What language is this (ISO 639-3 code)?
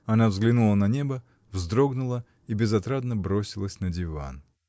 rus